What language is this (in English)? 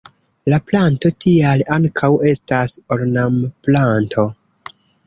Esperanto